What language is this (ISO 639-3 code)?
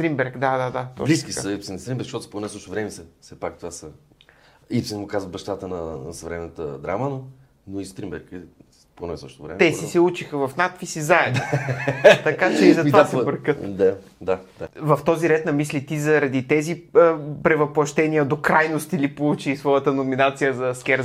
bul